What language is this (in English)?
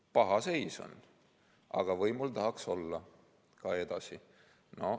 Estonian